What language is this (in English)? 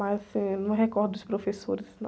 Portuguese